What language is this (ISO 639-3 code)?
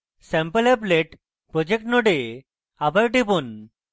ben